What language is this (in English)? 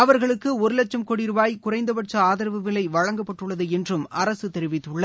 Tamil